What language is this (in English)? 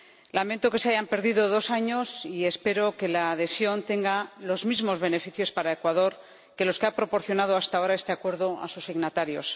Spanish